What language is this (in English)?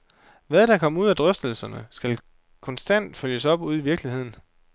Danish